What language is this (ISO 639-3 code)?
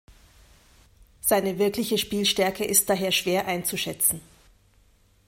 deu